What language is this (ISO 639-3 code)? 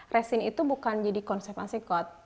ind